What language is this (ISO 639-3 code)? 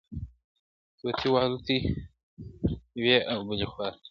pus